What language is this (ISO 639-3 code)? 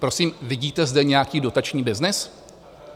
ces